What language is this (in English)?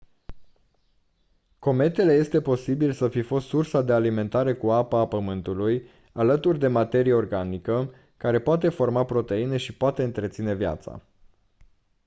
Romanian